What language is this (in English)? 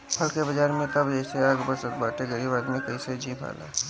Bhojpuri